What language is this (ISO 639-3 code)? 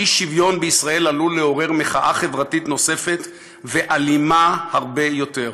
heb